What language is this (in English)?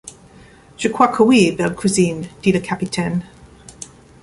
French